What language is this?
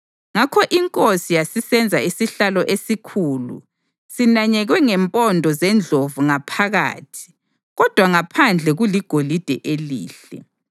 North Ndebele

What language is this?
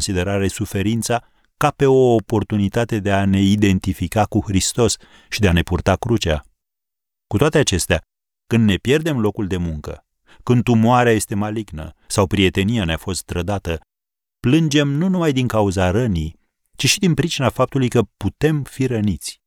Romanian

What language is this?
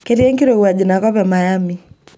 Masai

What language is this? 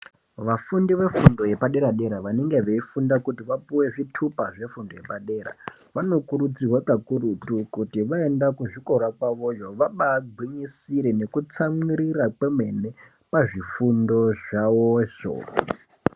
Ndau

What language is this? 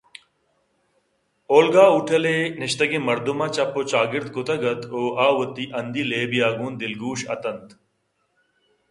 Eastern Balochi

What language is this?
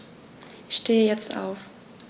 German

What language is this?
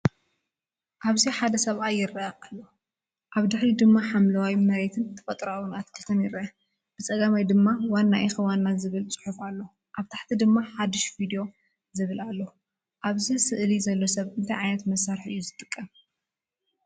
Tigrinya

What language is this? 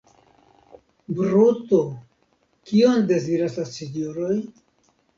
Esperanto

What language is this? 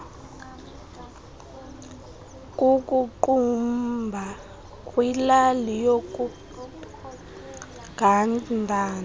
Xhosa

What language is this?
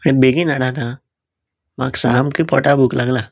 Konkani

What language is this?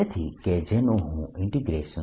Gujarati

